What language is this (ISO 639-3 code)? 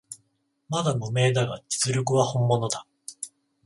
jpn